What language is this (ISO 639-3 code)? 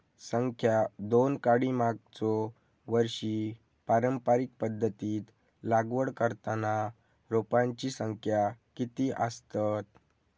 mar